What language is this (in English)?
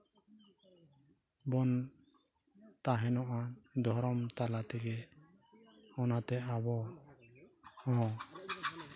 Santali